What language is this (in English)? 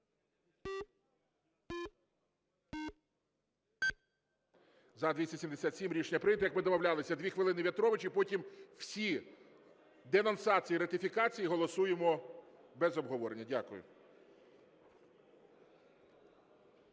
Ukrainian